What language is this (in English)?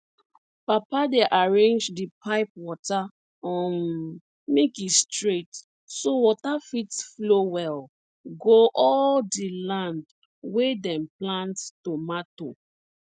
Nigerian Pidgin